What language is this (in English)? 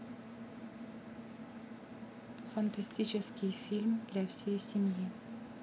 Russian